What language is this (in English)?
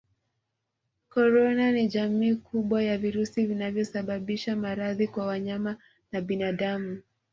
Swahili